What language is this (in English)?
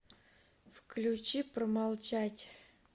Russian